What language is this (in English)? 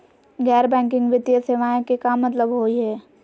Magahi